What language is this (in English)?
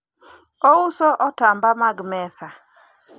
Luo (Kenya and Tanzania)